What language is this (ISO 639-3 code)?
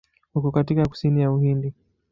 swa